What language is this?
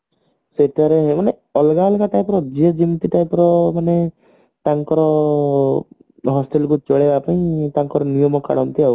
Odia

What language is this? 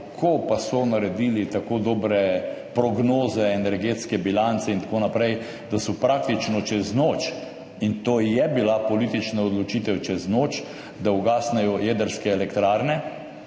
Slovenian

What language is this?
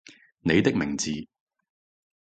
Cantonese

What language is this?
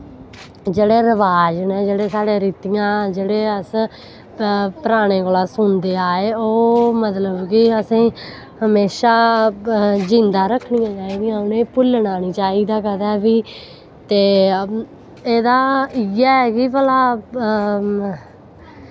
Dogri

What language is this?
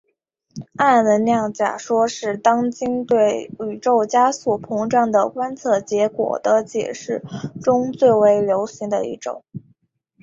Chinese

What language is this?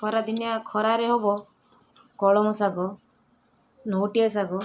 Odia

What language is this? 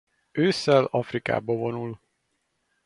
Hungarian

